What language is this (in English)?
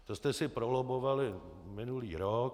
Czech